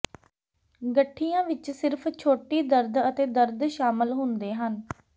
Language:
Punjabi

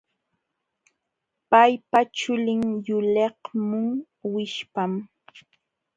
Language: Jauja Wanca Quechua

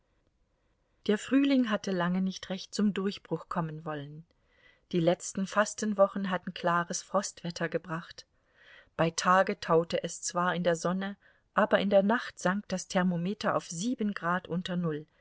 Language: German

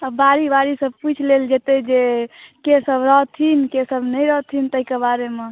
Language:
Maithili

